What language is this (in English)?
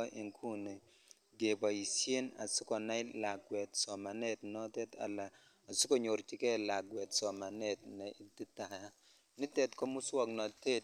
Kalenjin